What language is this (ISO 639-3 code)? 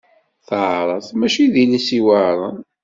kab